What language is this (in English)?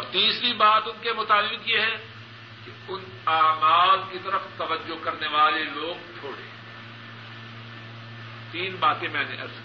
Urdu